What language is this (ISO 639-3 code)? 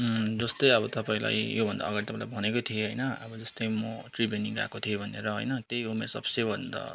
nep